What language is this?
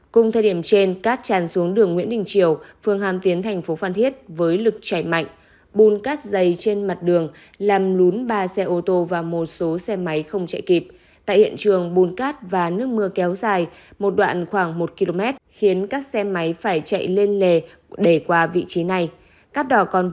Vietnamese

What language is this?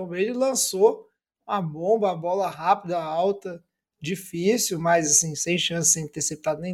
Portuguese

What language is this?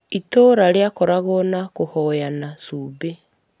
Kikuyu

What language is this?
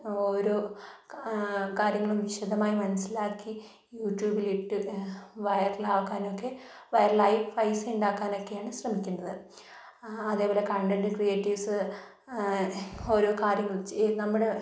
Malayalam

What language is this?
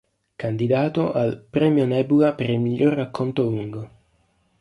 Italian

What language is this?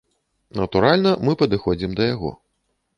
Belarusian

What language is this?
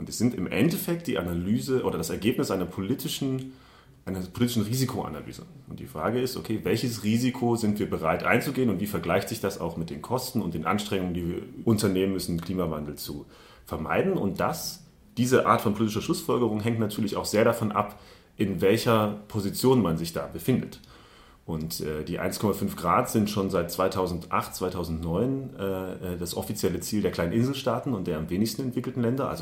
German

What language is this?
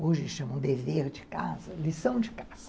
Portuguese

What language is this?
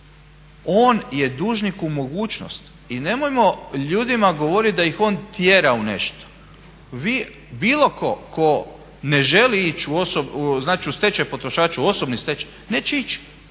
Croatian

